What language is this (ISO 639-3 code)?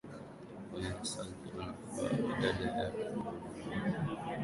swa